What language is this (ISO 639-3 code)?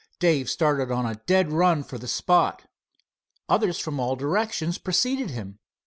eng